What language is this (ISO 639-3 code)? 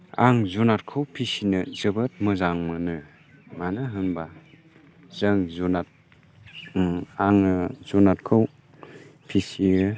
brx